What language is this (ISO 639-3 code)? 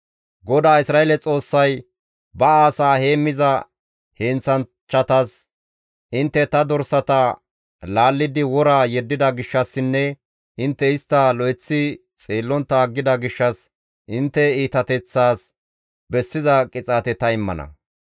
gmv